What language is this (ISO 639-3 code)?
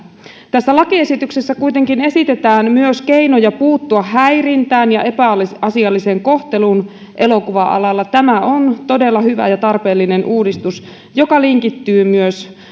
fin